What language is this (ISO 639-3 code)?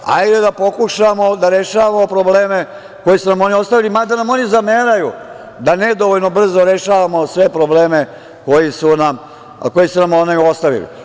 srp